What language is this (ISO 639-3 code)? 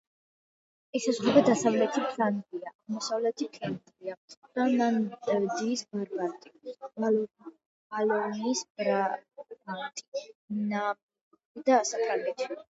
kat